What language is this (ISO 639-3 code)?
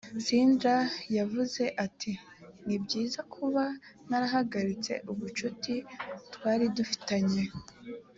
kin